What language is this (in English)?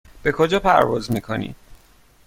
Persian